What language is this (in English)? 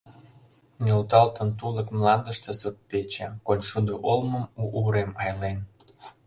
Mari